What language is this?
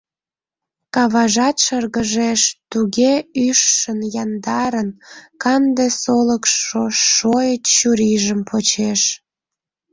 Mari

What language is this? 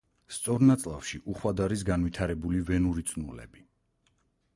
Georgian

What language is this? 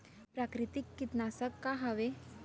Chhattisgarhi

